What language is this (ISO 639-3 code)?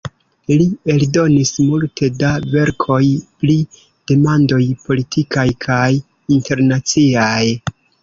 epo